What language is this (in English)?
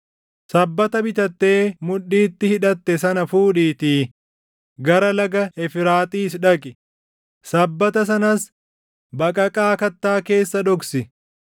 Oromo